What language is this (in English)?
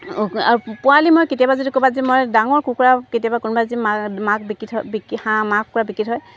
Assamese